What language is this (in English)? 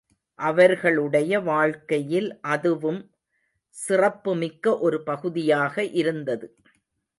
Tamil